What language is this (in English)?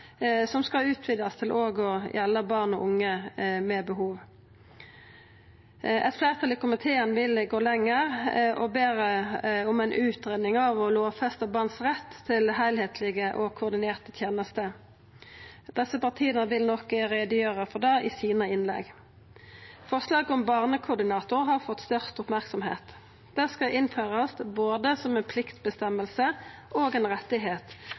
Norwegian Nynorsk